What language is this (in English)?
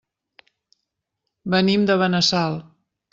Catalan